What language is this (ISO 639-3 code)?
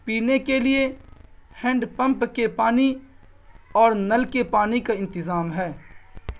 urd